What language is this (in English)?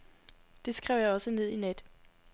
Danish